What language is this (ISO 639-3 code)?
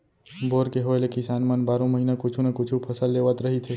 hne